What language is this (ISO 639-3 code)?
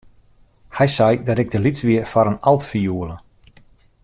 fry